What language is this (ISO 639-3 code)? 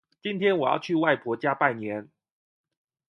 zho